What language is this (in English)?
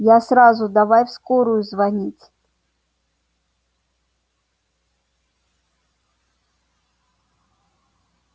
Russian